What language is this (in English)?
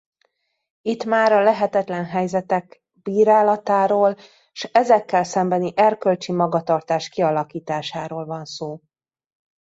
Hungarian